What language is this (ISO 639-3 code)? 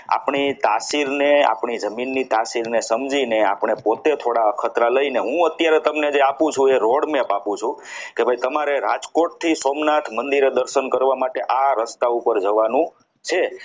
guj